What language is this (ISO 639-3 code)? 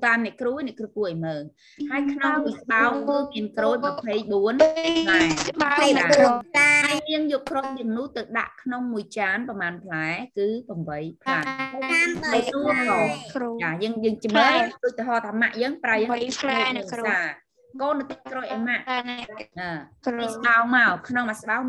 tha